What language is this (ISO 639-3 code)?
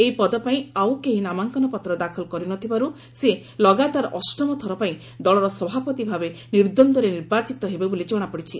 ori